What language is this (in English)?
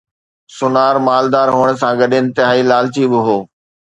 Sindhi